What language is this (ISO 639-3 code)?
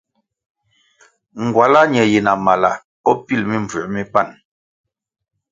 nmg